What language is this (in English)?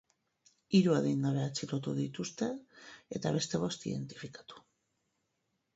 Basque